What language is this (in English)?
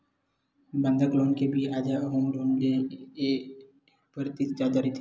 Chhattisgarhi